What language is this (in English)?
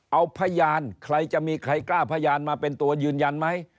Thai